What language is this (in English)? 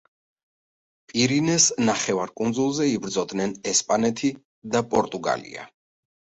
Georgian